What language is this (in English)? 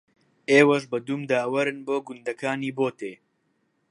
Central Kurdish